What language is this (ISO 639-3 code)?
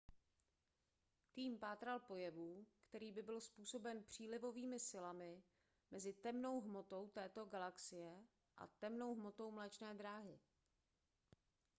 ces